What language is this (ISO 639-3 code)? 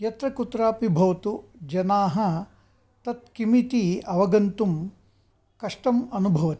san